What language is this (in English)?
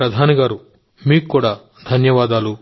Telugu